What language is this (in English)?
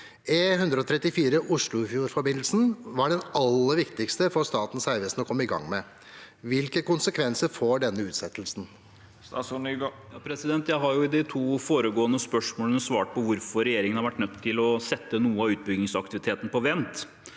Norwegian